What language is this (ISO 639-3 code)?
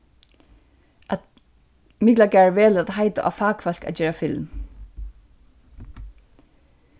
fao